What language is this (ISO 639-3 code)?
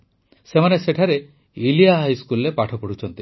ori